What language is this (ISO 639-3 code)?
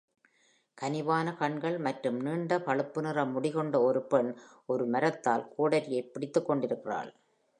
tam